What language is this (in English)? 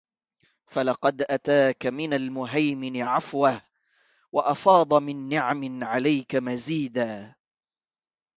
Arabic